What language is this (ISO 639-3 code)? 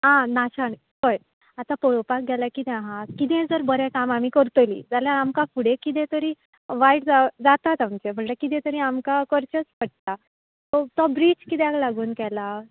kok